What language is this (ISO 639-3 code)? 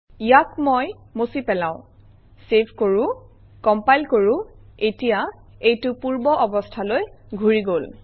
asm